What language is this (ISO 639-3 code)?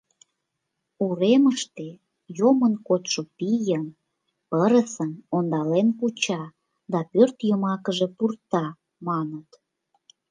chm